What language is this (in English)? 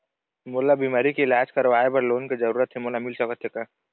Chhattisgarhi